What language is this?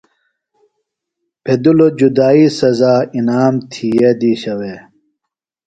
Phalura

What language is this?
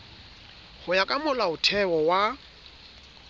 Southern Sotho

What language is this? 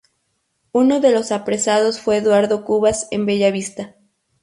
Spanish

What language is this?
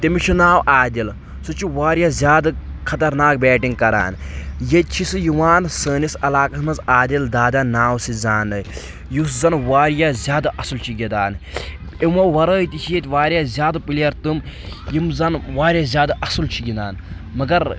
Kashmiri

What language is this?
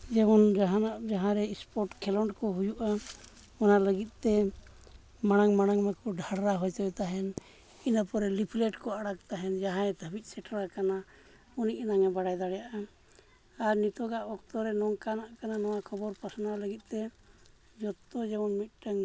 Santali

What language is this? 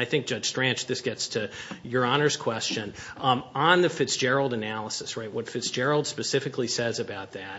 English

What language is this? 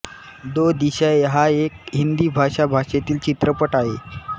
Marathi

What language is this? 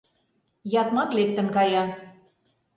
Mari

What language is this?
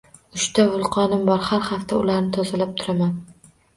Uzbek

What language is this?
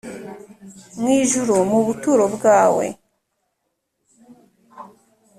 Kinyarwanda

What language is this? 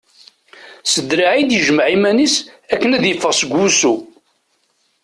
Kabyle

